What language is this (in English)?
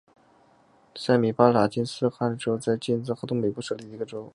Chinese